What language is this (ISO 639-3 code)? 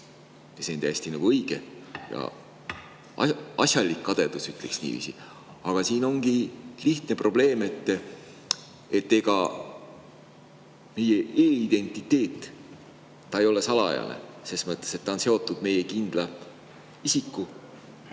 est